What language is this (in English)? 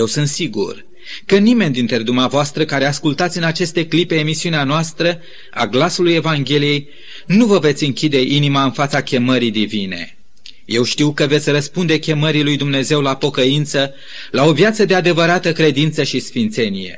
Romanian